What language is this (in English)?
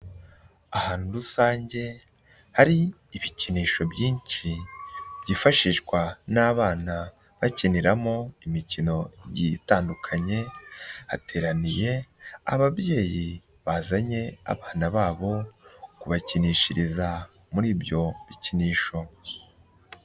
Kinyarwanda